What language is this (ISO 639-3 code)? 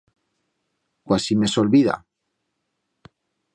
arg